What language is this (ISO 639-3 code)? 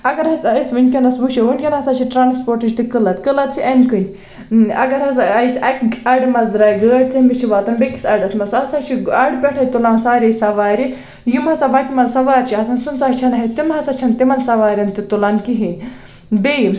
kas